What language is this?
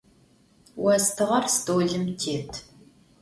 Adyghe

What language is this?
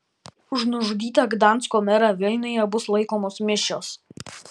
Lithuanian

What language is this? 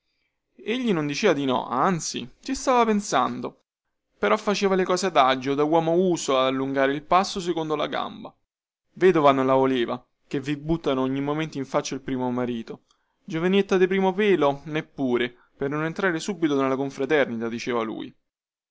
Italian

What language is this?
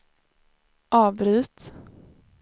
Swedish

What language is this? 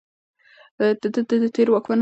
Pashto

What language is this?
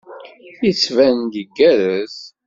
Kabyle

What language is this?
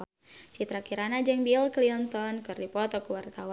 Sundanese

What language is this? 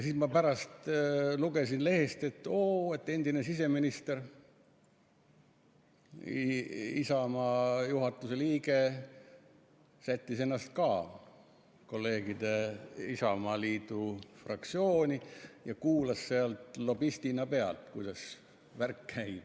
Estonian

